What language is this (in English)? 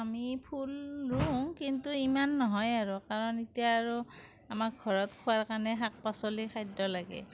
Assamese